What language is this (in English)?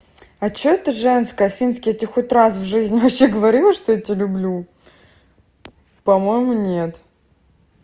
Russian